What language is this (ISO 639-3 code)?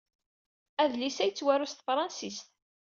kab